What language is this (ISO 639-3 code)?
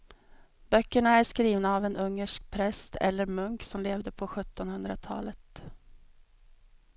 swe